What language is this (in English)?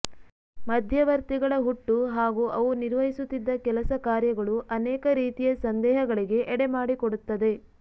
Kannada